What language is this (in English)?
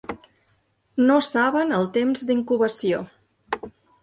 Catalan